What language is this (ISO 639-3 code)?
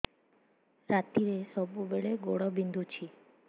ori